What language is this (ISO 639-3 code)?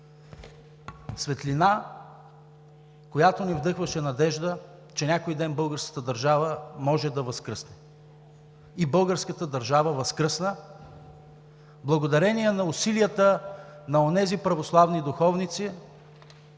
bul